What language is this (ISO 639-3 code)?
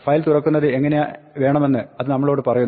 mal